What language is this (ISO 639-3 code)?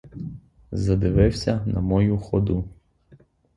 ukr